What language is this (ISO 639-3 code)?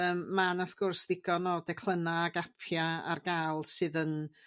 cym